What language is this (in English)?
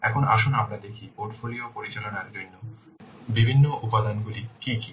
Bangla